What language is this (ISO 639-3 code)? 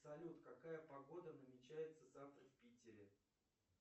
rus